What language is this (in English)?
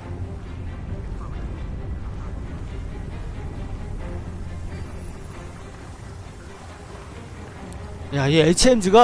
Korean